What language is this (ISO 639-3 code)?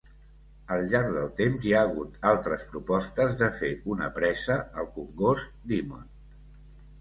cat